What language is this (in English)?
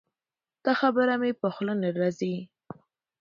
Pashto